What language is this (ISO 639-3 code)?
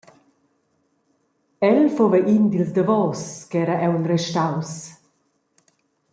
roh